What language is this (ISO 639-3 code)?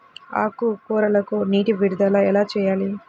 tel